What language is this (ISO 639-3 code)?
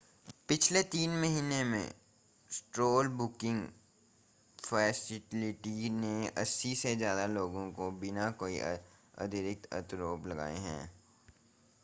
hin